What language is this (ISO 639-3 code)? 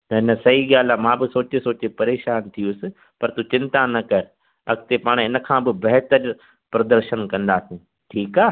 snd